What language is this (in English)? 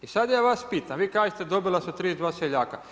Croatian